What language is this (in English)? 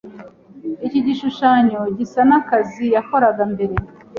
Kinyarwanda